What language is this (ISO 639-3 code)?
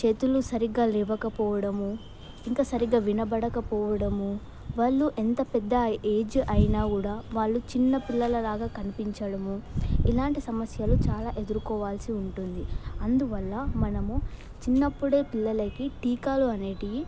tel